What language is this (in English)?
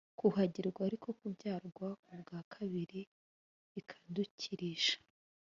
Kinyarwanda